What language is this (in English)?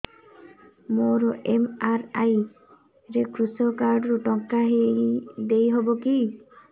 Odia